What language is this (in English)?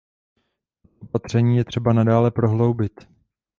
Czech